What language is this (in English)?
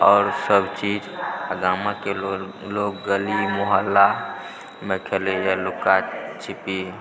Maithili